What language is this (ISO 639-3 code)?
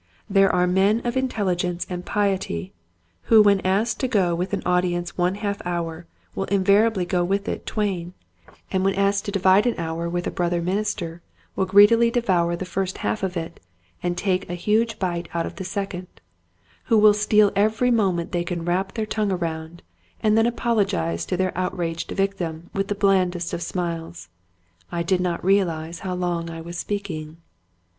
eng